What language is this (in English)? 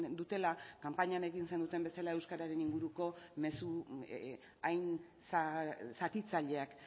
Basque